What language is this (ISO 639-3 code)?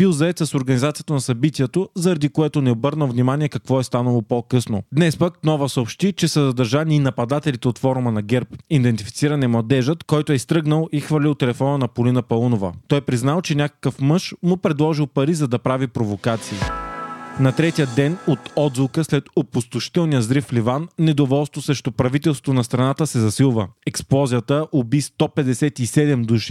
bul